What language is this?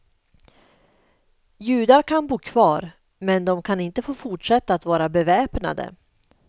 Swedish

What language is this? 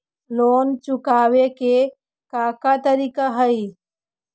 Magahi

